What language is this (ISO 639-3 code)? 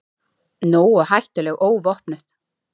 isl